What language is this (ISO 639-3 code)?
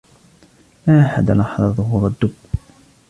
ara